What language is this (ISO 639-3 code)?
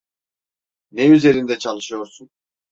tur